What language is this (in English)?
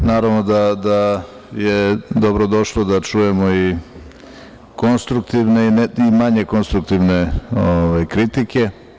Serbian